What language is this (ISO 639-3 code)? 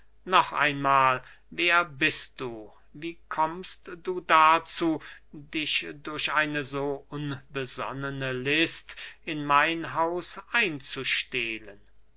deu